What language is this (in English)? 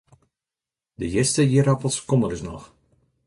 Western Frisian